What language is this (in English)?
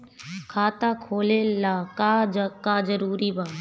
Bhojpuri